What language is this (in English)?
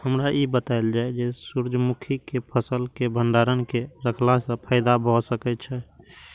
Maithili